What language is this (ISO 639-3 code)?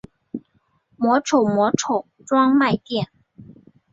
zho